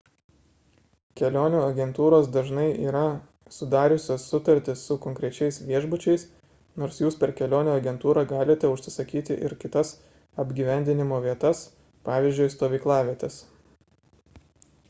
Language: Lithuanian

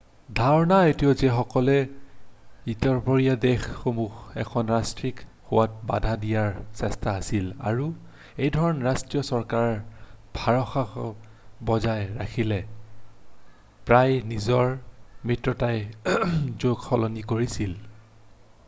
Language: Assamese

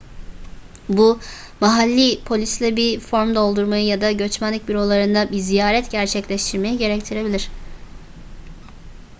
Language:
Turkish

